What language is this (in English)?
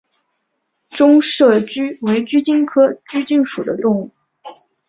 Chinese